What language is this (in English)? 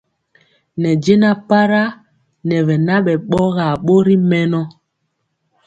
Mpiemo